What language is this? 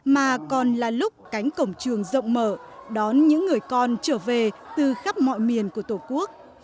Vietnamese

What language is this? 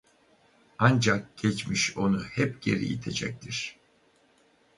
Turkish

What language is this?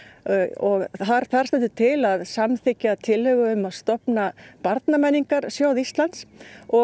Icelandic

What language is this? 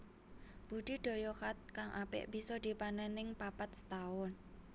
Javanese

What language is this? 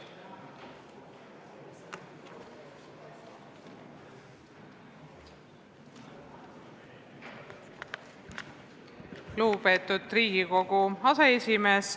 Estonian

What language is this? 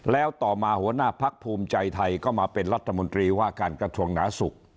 Thai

